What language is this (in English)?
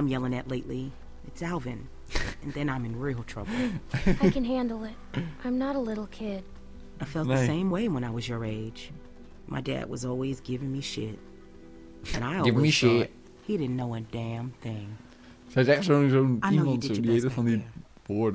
Dutch